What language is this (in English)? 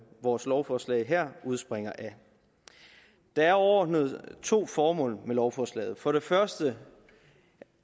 Danish